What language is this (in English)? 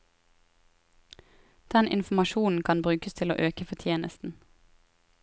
Norwegian